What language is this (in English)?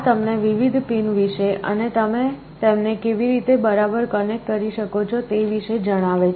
Gujarati